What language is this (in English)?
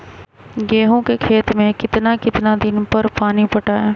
Magahi